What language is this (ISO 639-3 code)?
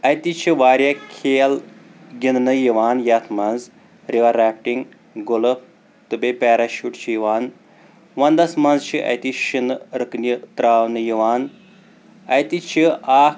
kas